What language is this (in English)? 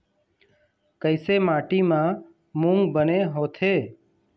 Chhattisgarhi